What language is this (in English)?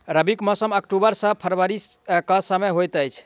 Maithili